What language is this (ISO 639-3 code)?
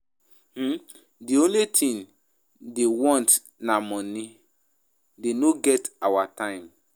pcm